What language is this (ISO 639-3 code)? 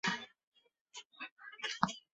zho